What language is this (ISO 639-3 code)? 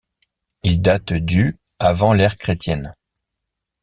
fra